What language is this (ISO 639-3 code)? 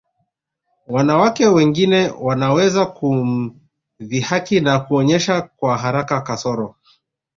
swa